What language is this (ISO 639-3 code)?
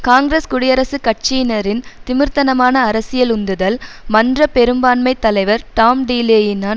tam